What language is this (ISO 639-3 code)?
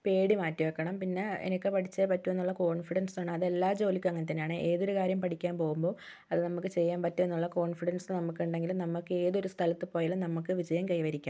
mal